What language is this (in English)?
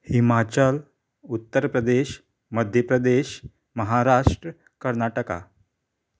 Konkani